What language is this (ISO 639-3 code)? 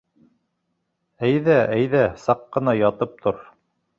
bak